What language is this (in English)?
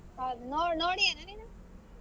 Kannada